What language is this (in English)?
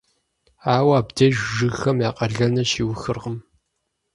Kabardian